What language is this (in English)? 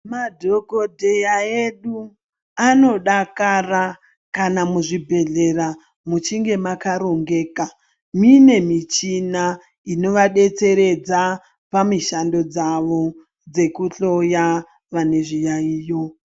Ndau